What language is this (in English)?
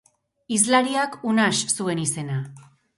Basque